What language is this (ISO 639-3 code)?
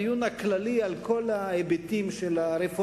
heb